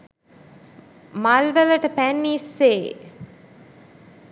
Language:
Sinhala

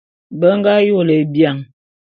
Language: Bulu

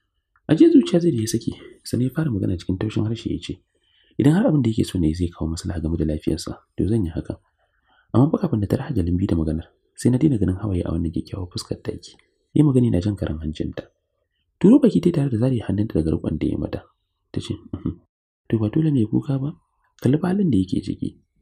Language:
Arabic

